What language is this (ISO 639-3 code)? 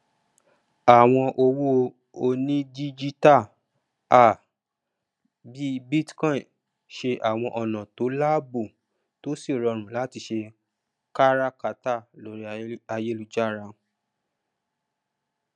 yor